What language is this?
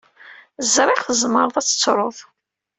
Kabyle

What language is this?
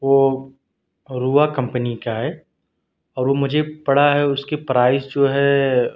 Urdu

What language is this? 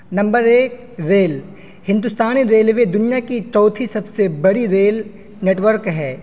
Urdu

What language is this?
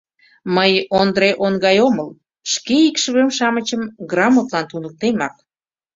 Mari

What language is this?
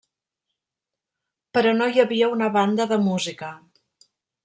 Catalan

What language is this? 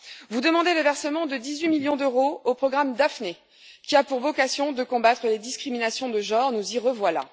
French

